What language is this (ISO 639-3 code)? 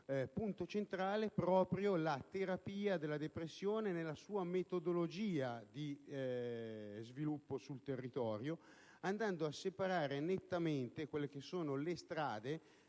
ita